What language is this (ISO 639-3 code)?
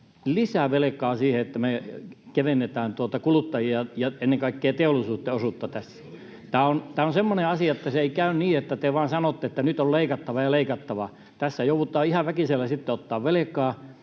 fin